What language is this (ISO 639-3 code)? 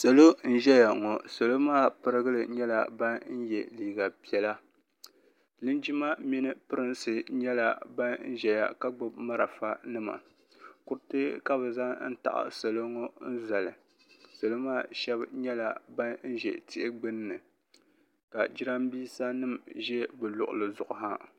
dag